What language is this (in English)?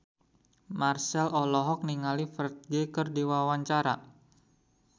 Sundanese